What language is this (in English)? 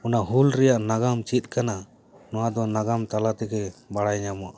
Santali